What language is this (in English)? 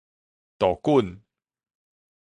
Min Nan Chinese